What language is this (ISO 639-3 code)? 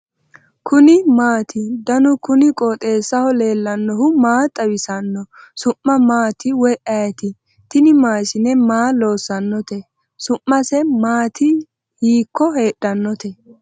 sid